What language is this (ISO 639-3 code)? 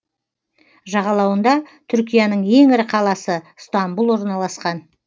kaz